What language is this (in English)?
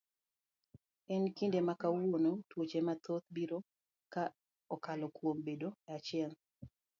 Luo (Kenya and Tanzania)